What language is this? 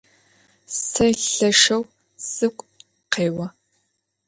Adyghe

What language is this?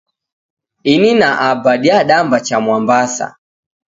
Taita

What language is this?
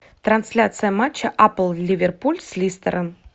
Russian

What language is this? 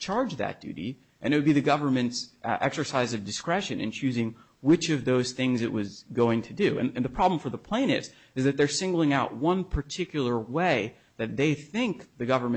English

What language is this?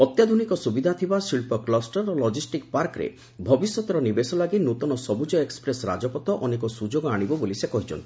Odia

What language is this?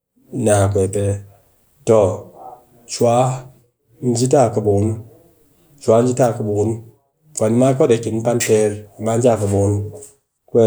Cakfem-Mushere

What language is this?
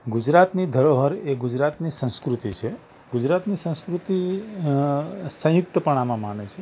Gujarati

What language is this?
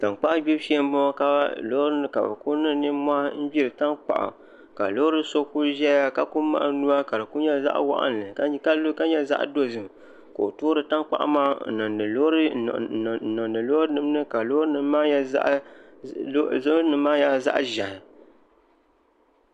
Dagbani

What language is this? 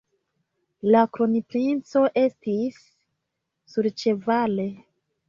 Esperanto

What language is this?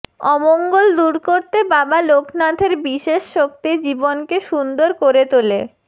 Bangla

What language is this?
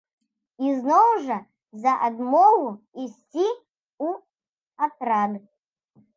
Belarusian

